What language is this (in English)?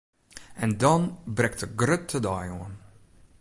Western Frisian